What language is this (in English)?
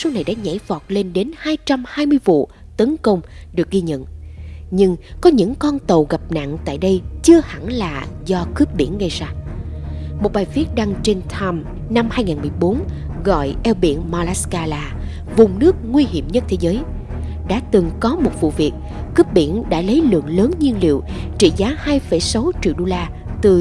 Vietnamese